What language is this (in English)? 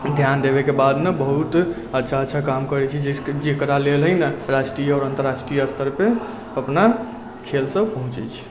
Maithili